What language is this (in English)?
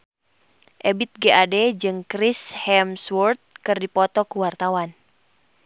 Sundanese